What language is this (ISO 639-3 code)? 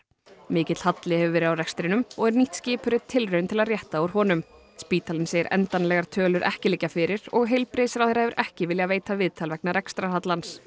isl